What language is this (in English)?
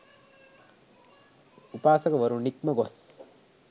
Sinhala